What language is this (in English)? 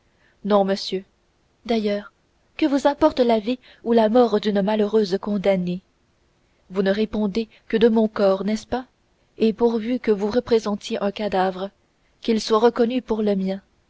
French